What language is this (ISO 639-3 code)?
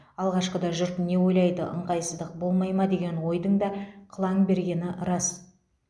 kaz